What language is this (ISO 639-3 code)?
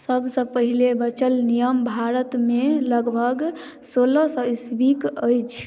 mai